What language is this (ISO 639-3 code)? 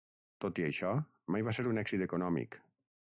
cat